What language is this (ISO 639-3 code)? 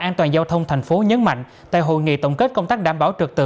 vie